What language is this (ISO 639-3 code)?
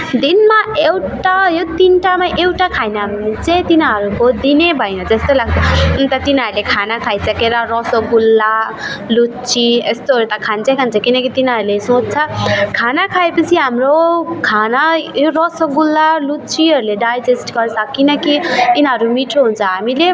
nep